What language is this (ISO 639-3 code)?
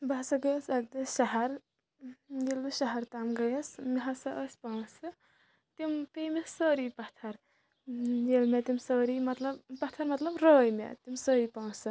kas